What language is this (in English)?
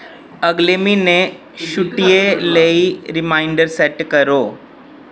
Dogri